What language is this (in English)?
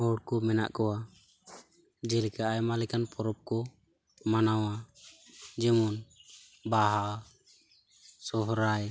Santali